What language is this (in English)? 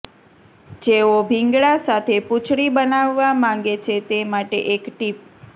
Gujarati